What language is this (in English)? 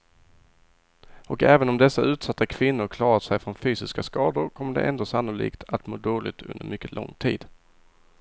Swedish